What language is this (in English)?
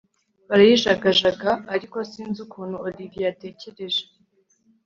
Kinyarwanda